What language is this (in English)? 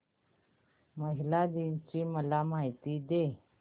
Marathi